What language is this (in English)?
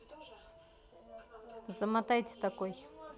Russian